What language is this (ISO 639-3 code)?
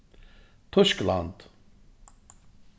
fao